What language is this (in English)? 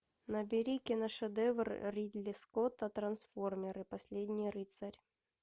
Russian